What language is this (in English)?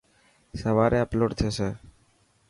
Dhatki